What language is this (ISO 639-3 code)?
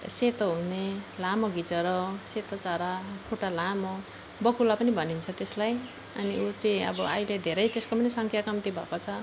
nep